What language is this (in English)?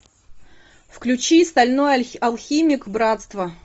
Russian